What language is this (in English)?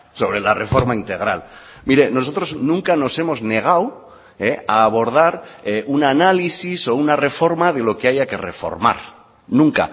Spanish